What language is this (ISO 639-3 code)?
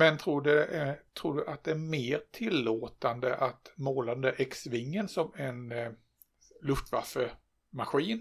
swe